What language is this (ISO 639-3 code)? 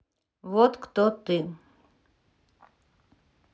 rus